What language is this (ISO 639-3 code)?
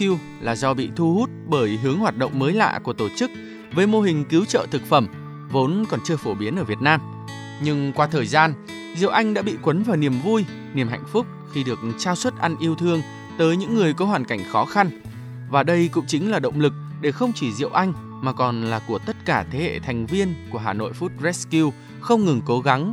vie